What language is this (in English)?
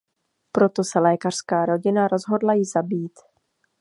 Czech